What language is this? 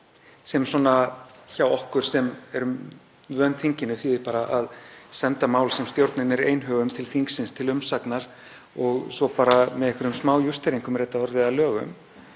Icelandic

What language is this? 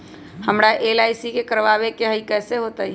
Magahi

